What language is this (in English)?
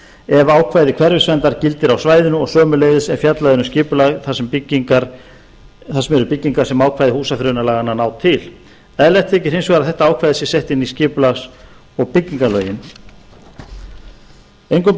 Icelandic